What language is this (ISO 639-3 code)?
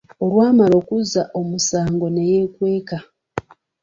lug